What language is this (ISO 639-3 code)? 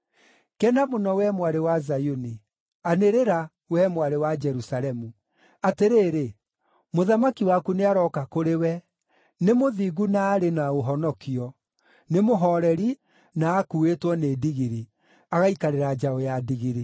kik